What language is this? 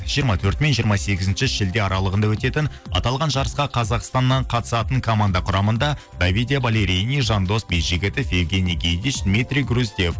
Kazakh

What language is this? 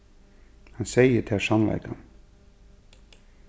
Faroese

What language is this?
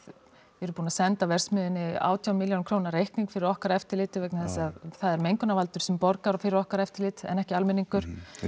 Icelandic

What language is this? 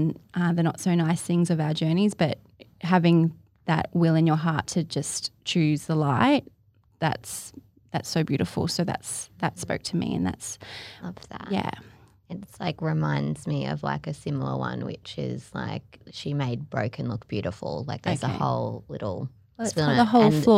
English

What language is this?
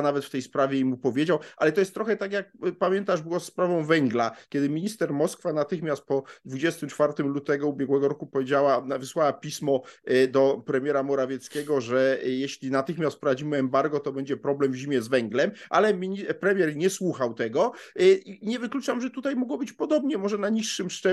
Polish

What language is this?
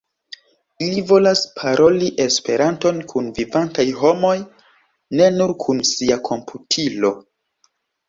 Esperanto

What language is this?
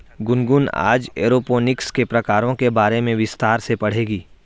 Hindi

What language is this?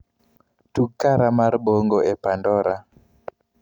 Luo (Kenya and Tanzania)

